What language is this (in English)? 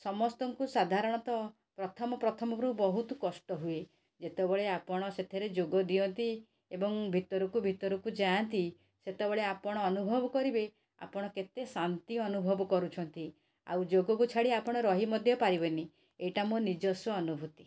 Odia